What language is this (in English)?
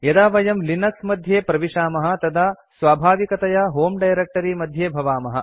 Sanskrit